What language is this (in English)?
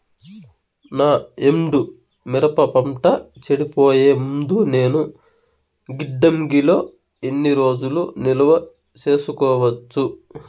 Telugu